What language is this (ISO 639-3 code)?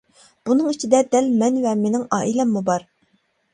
uig